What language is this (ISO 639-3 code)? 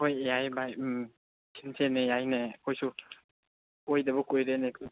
mni